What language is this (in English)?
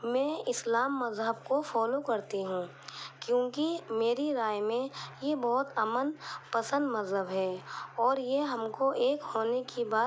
Urdu